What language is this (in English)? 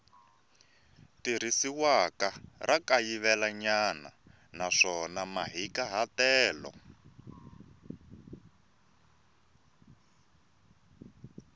Tsonga